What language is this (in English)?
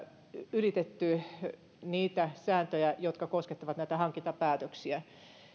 Finnish